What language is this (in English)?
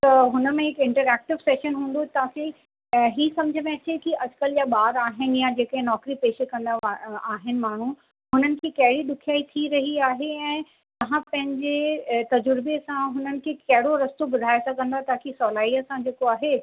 Sindhi